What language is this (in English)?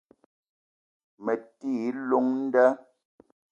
Eton (Cameroon)